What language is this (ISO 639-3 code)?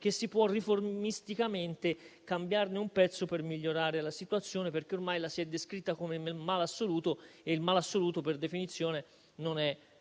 ita